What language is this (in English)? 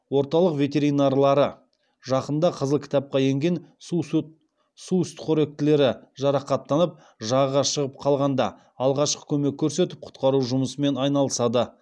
Kazakh